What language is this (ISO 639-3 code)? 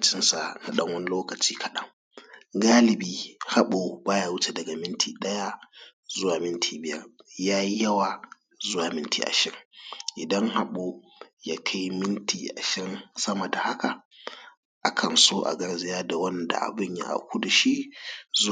hau